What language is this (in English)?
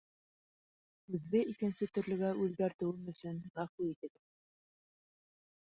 Bashkir